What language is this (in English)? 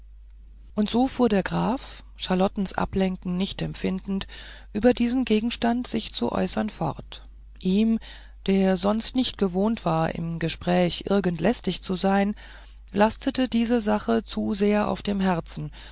German